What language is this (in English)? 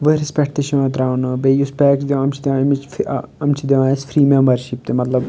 Kashmiri